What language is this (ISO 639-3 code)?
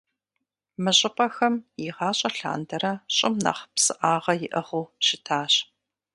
kbd